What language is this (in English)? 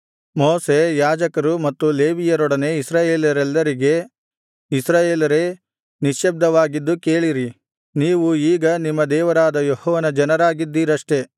Kannada